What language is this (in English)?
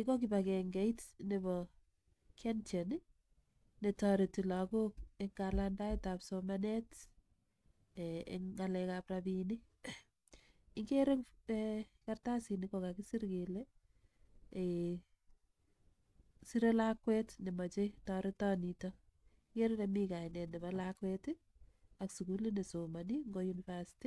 Kalenjin